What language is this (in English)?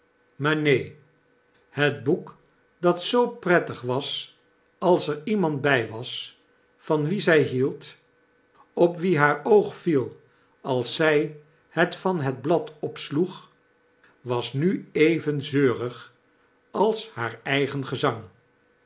Dutch